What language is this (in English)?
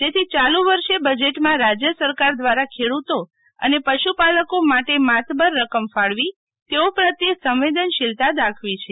Gujarati